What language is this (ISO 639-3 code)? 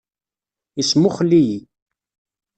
kab